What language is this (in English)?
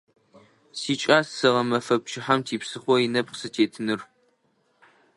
Adyghe